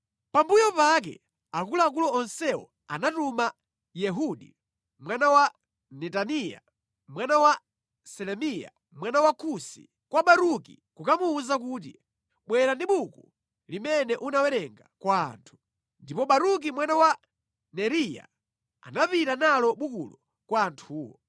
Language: Nyanja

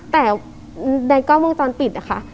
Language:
Thai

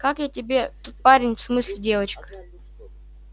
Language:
Russian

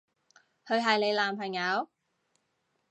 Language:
Cantonese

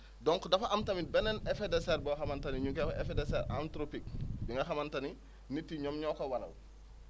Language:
Wolof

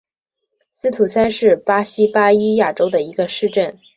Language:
Chinese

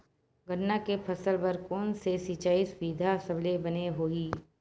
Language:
Chhattisgarhi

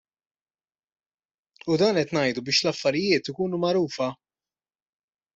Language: Maltese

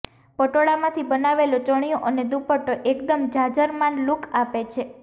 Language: Gujarati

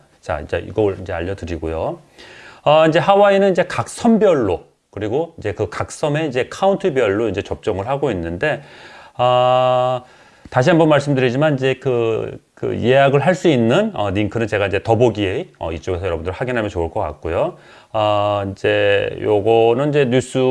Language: Korean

